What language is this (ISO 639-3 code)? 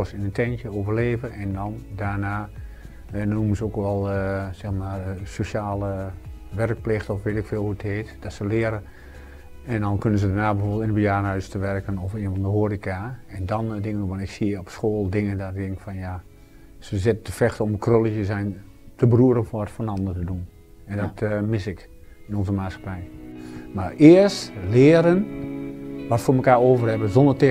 nld